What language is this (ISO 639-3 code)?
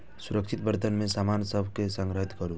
mai